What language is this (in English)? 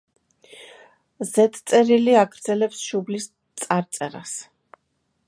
Georgian